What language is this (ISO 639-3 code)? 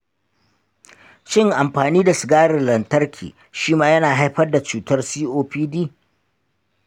hau